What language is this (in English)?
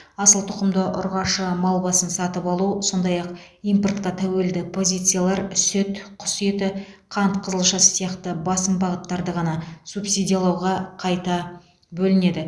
Kazakh